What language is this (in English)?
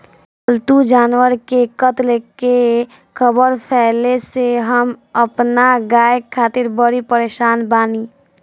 Bhojpuri